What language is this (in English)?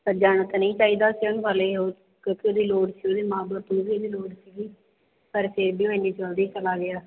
Punjabi